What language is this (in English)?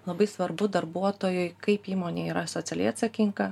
Lithuanian